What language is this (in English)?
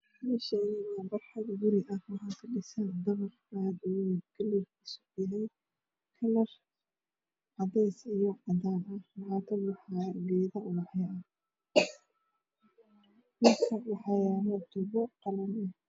Somali